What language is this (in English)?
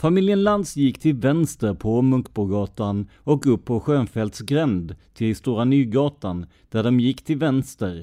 Swedish